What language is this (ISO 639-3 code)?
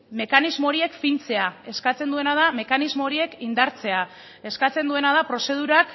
eus